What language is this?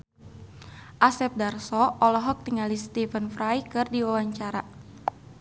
Sundanese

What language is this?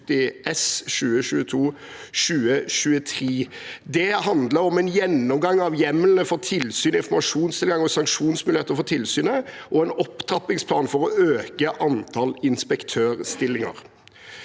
Norwegian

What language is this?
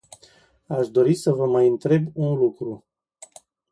Romanian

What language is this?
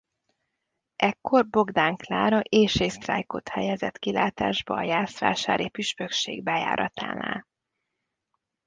Hungarian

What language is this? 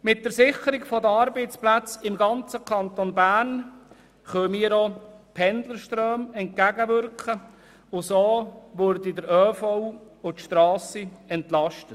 Swiss German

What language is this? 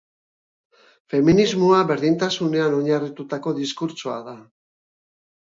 Basque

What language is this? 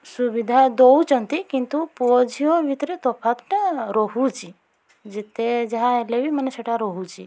Odia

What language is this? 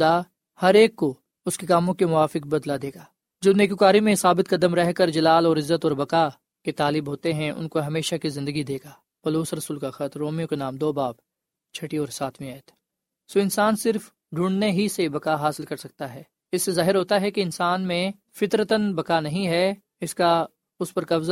Urdu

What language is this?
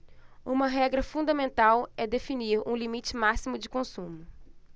Portuguese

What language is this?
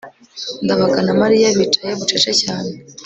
Kinyarwanda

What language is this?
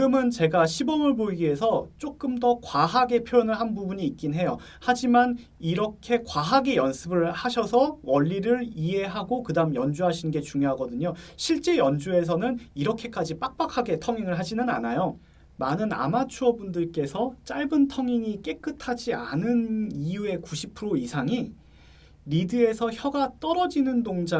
Korean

